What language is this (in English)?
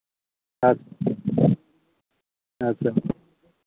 Santali